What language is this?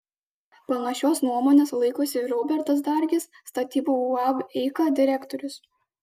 Lithuanian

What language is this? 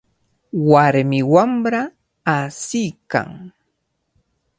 Cajatambo North Lima Quechua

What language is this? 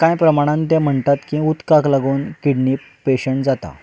Konkani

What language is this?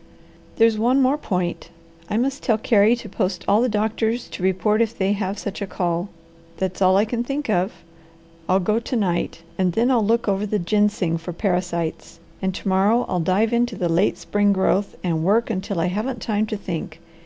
English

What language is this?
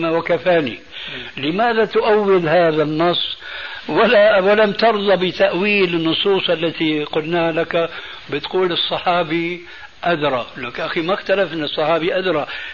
Arabic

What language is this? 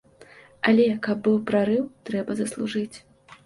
Belarusian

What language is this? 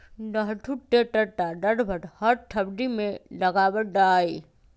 Magahi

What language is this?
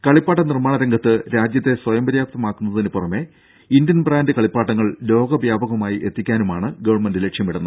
Malayalam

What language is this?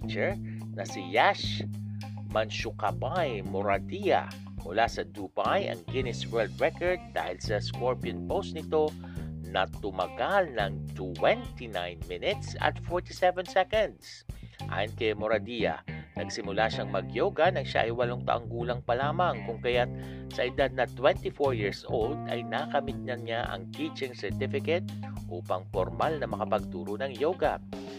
Filipino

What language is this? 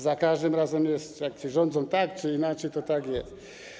Polish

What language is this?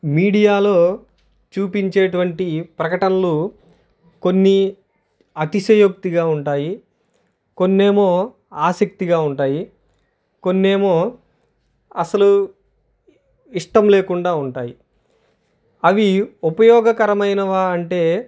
Telugu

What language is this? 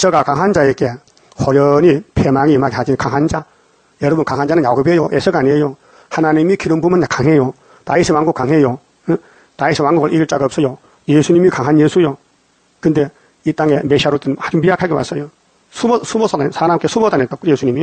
Korean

